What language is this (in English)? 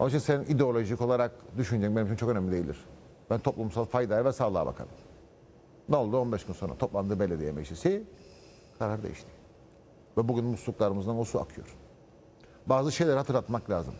Turkish